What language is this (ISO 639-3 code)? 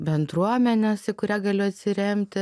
lit